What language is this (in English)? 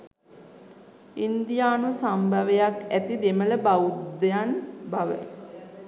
Sinhala